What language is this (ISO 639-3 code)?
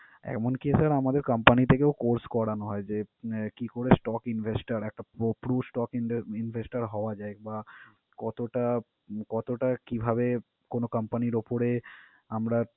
ben